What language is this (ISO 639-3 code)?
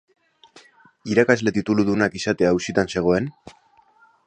eus